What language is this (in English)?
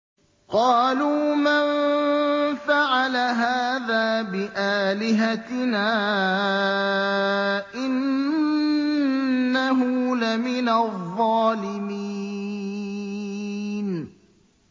Arabic